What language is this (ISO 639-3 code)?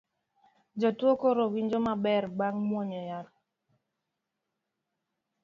luo